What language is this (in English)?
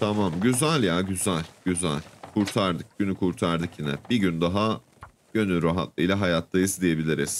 Turkish